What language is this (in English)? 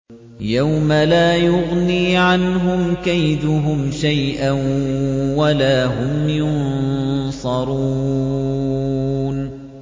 Arabic